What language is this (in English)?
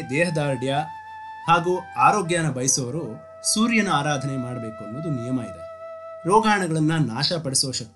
Kannada